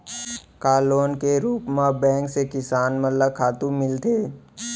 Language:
Chhattisgarhi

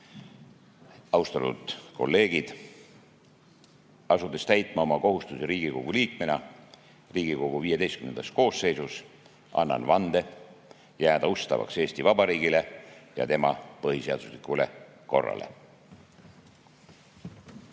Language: Estonian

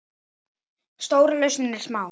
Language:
Icelandic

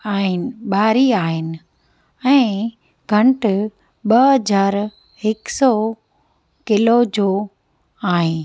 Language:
Sindhi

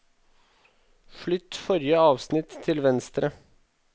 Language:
Norwegian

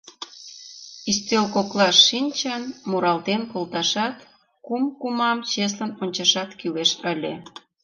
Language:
Mari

